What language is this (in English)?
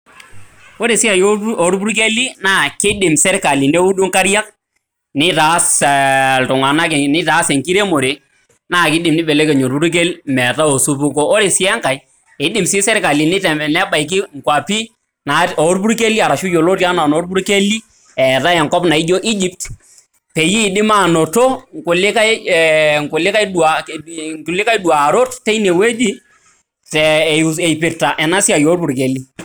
Masai